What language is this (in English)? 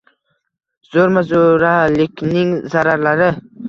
Uzbek